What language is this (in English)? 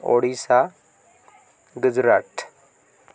Odia